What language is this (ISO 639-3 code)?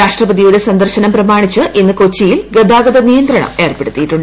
mal